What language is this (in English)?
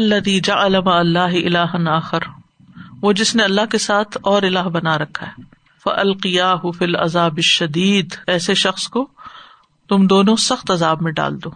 Urdu